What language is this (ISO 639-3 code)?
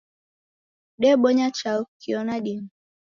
dav